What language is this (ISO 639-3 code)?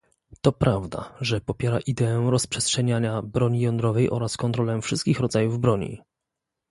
pol